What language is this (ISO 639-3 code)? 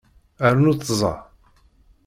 kab